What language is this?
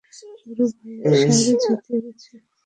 Bangla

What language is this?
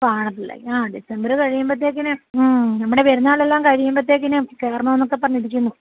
Malayalam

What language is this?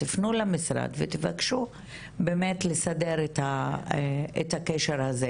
Hebrew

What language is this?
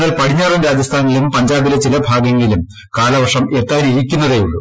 Malayalam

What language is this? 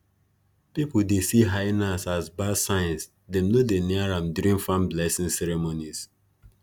Nigerian Pidgin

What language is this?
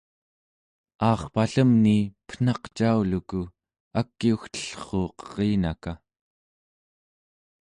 Central Yupik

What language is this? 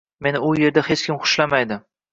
Uzbek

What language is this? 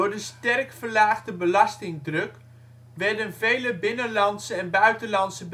Dutch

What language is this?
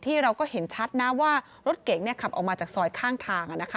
Thai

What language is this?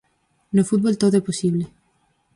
Galician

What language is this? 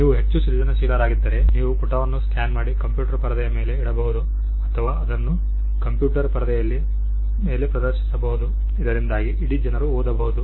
Kannada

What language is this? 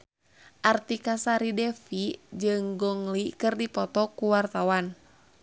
Sundanese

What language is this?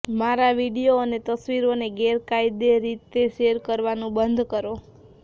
Gujarati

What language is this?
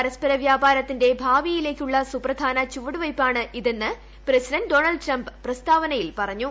Malayalam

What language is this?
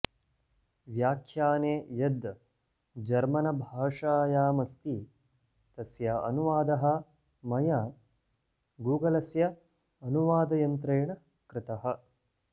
Sanskrit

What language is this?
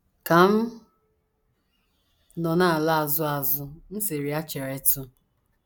Igbo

